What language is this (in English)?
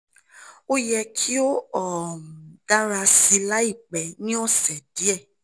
Yoruba